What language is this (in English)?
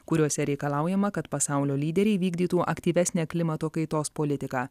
Lithuanian